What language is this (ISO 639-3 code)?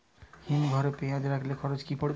ben